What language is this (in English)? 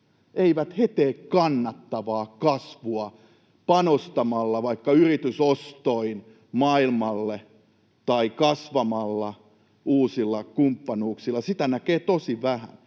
Finnish